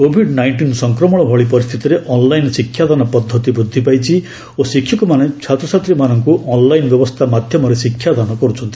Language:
Odia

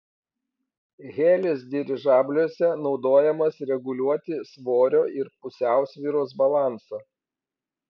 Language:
Lithuanian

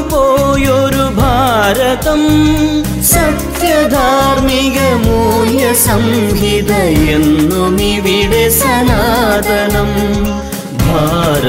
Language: Malayalam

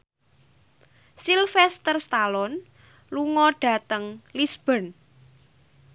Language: Javanese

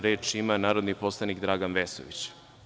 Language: Serbian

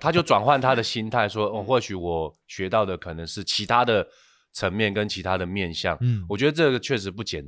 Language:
Chinese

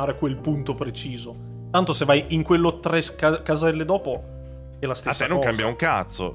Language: Italian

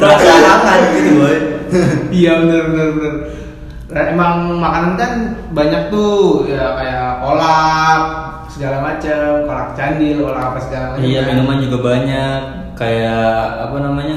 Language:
Indonesian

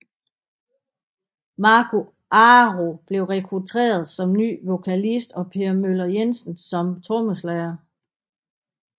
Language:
Danish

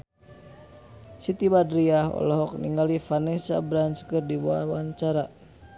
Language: Sundanese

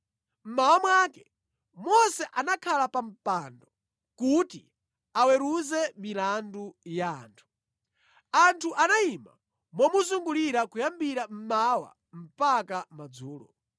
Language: Nyanja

